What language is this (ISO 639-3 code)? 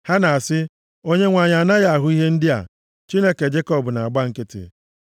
ibo